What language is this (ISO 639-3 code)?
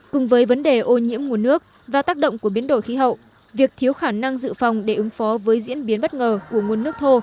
vie